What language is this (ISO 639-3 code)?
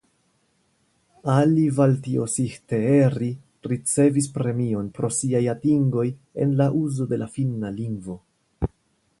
epo